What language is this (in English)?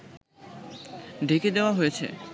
Bangla